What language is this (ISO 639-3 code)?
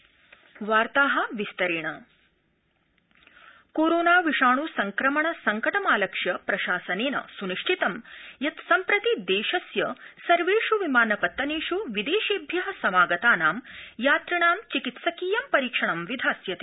san